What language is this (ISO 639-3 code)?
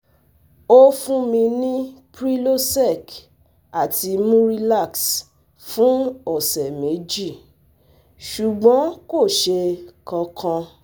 yor